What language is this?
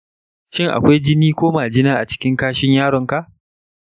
Hausa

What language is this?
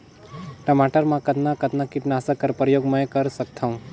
Chhattisgarhi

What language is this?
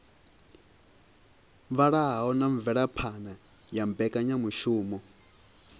Venda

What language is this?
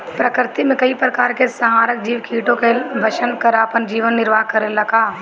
Bhojpuri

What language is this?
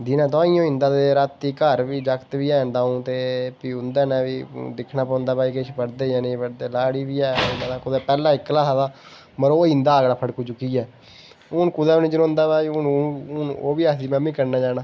Dogri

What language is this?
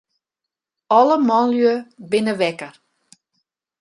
Western Frisian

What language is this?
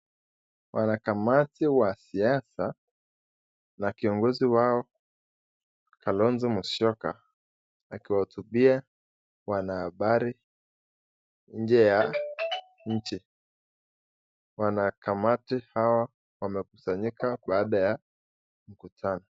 Swahili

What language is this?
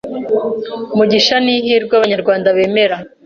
Kinyarwanda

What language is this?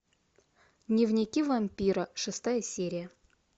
Russian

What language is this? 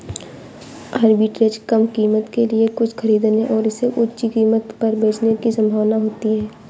Hindi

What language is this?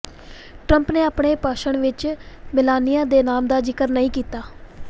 Punjabi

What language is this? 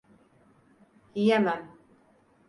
Turkish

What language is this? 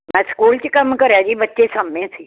Punjabi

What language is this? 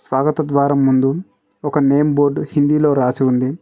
Telugu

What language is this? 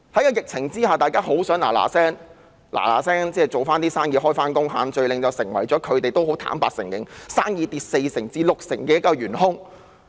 Cantonese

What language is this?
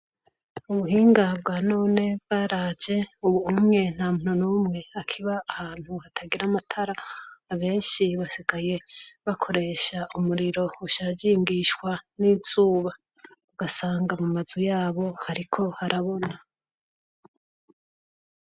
Rundi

